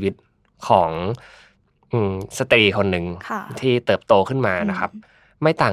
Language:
Thai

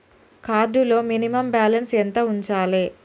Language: Telugu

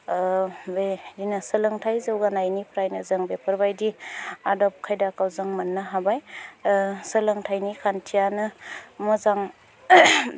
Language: Bodo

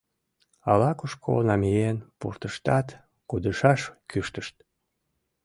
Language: Mari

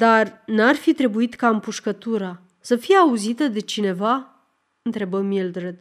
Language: Romanian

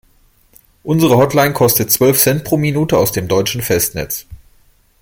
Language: German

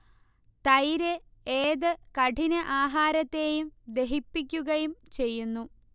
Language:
Malayalam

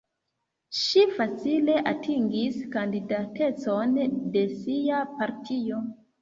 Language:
Esperanto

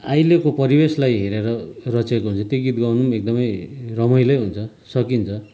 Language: Nepali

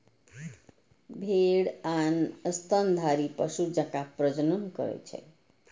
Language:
Maithili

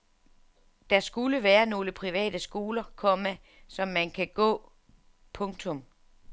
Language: Danish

